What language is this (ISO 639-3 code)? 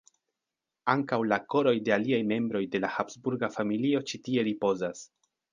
epo